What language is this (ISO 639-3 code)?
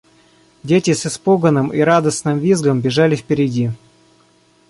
rus